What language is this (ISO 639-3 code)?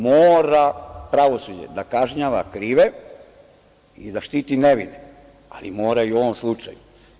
srp